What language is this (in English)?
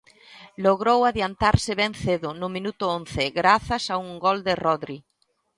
Galician